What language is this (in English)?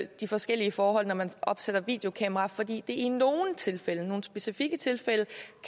Danish